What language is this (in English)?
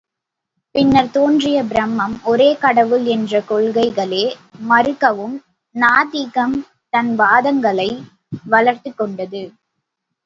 Tamil